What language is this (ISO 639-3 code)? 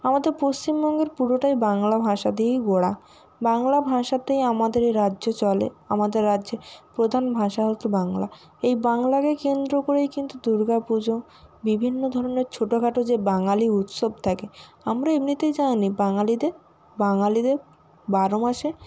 ben